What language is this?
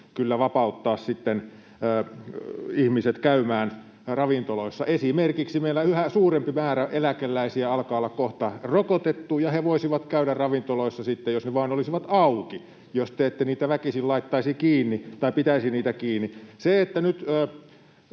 Finnish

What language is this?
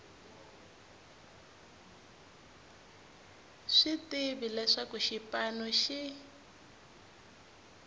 Tsonga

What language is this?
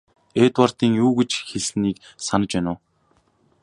Mongolian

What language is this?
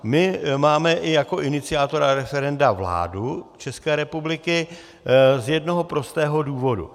Czech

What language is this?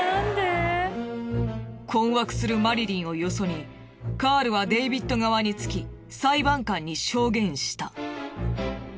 Japanese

